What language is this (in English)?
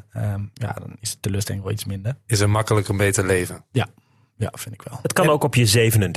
Dutch